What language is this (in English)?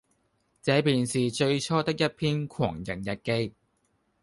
Cantonese